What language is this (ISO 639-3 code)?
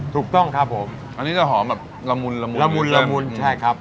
tha